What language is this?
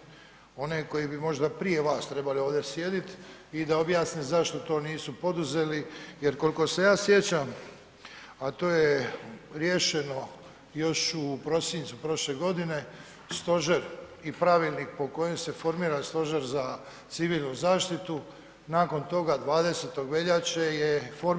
Croatian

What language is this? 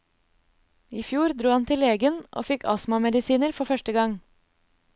Norwegian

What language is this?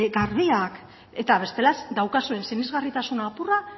Basque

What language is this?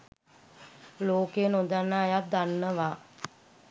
Sinhala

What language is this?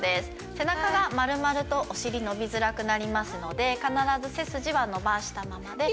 Japanese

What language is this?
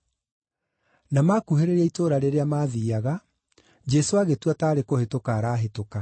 Kikuyu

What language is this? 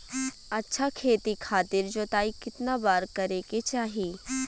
Bhojpuri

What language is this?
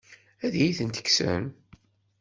Kabyle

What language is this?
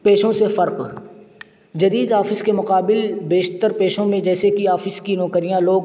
Urdu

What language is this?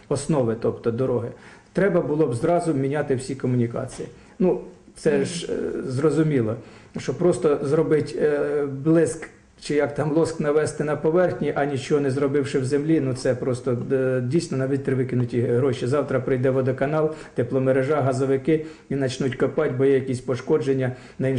Ukrainian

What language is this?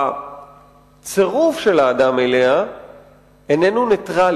Hebrew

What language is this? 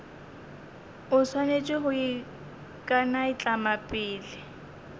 Northern Sotho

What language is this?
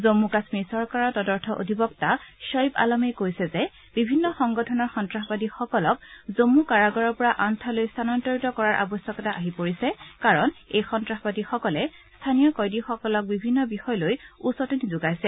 Assamese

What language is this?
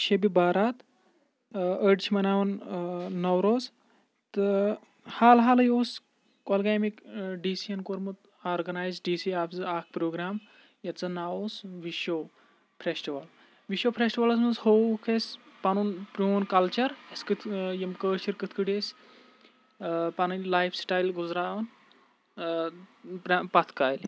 Kashmiri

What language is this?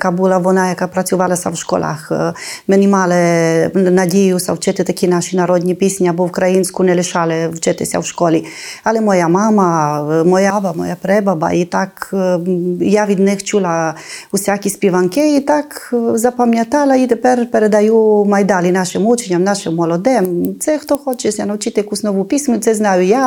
Ukrainian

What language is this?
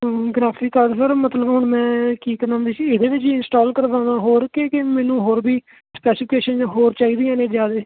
Punjabi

